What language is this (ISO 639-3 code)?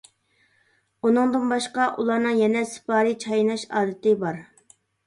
uig